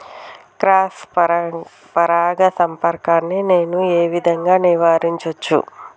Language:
Telugu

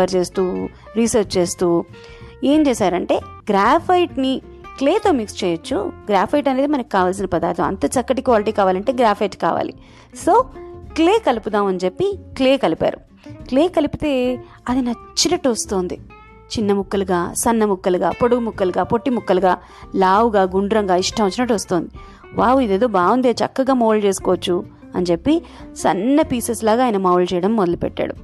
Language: Telugu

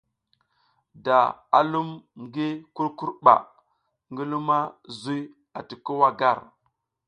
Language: South Giziga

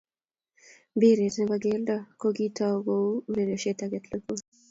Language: Kalenjin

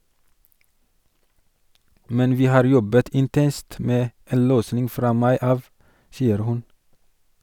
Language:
Norwegian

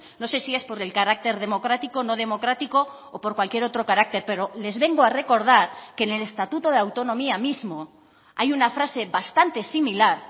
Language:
Spanish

